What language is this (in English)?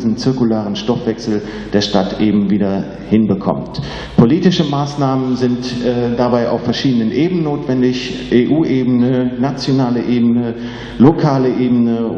German